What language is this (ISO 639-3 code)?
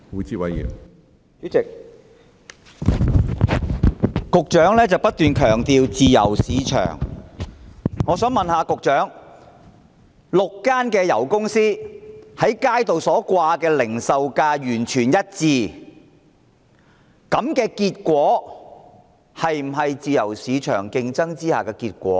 yue